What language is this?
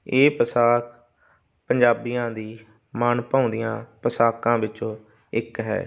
Punjabi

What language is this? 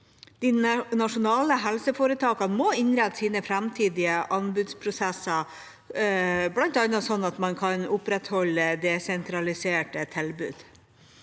Norwegian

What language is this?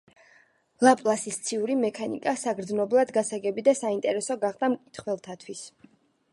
Georgian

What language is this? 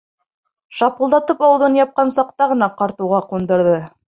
Bashkir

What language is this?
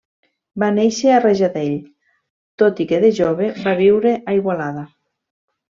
Catalan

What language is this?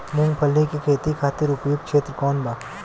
Bhojpuri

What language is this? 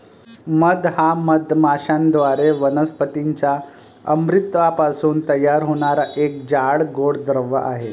Marathi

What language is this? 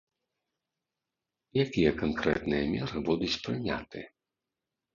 Belarusian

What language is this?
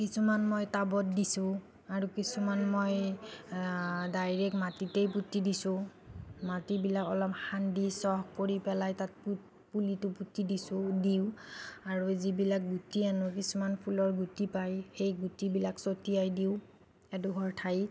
Assamese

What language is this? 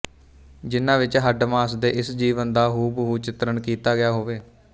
Punjabi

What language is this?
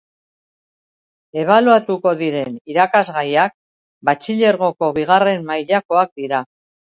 Basque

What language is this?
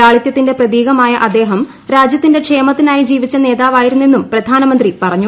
Malayalam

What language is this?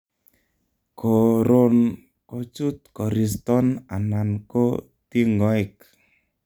Kalenjin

